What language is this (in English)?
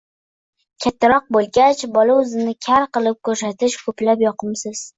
Uzbek